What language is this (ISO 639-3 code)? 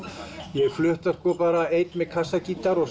isl